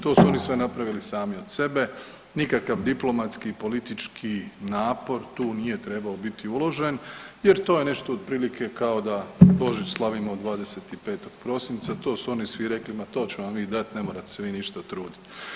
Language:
Croatian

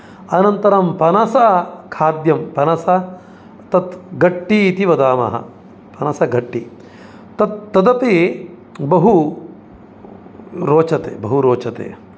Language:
Sanskrit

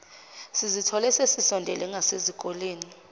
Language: Zulu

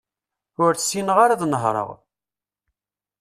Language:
Kabyle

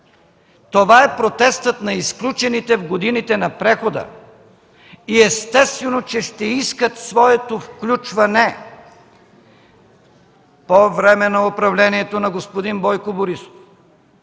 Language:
Bulgarian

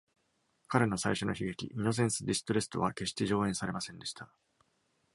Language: Japanese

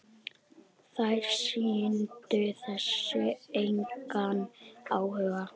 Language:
Icelandic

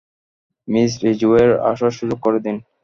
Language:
Bangla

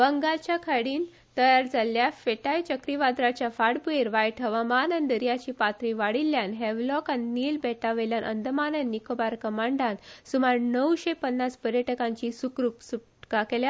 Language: Konkani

